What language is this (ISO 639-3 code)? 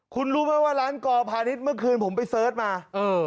tha